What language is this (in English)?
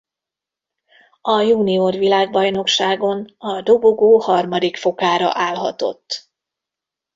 Hungarian